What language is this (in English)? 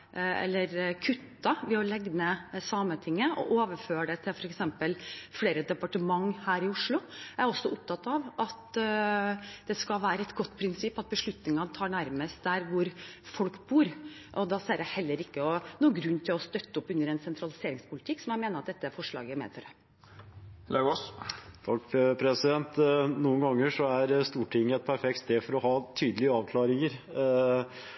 Norwegian Bokmål